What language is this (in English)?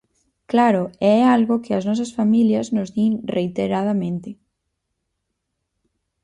Galician